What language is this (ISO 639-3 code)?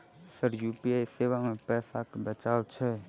mai